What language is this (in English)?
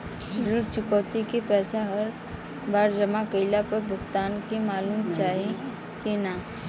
Bhojpuri